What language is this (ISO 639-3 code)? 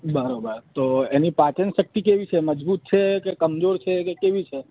guj